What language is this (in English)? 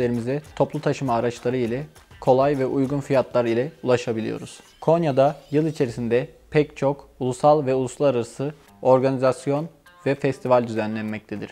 Turkish